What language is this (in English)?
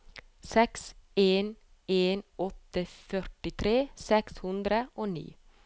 Norwegian